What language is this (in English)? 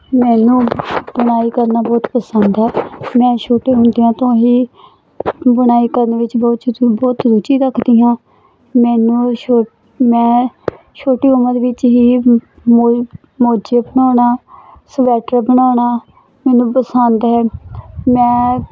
Punjabi